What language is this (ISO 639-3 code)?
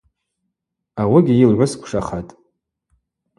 abq